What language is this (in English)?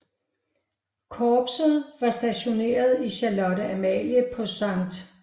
Danish